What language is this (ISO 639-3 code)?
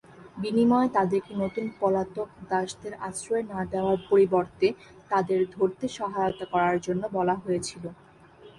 ben